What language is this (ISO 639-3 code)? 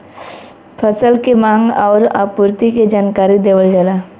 bho